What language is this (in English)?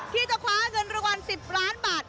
Thai